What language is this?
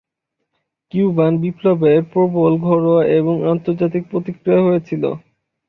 Bangla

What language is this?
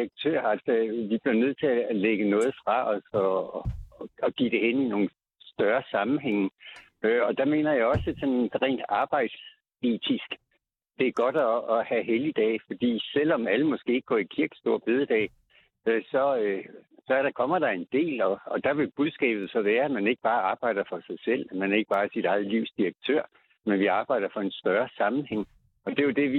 Danish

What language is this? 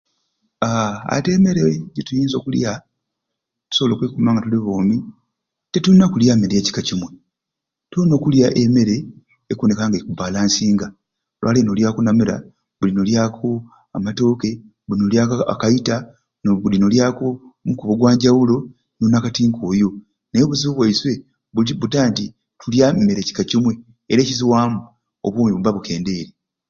Ruuli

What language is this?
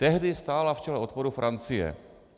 Czech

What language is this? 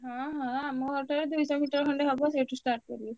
Odia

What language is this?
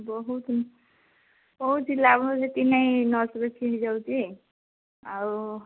Odia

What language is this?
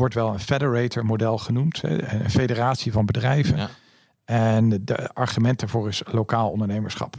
Dutch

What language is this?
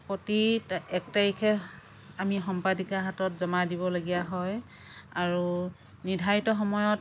Assamese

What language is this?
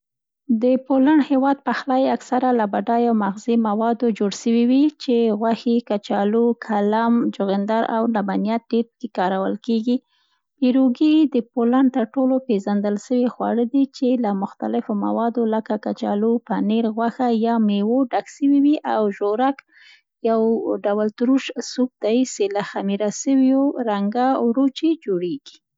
Central Pashto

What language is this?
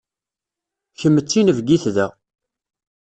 Kabyle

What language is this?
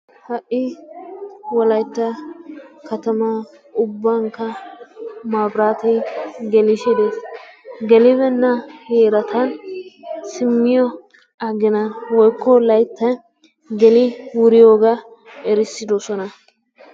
Wolaytta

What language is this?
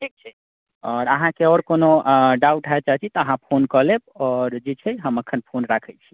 Maithili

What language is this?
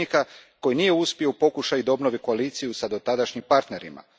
Croatian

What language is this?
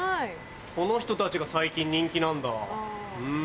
Japanese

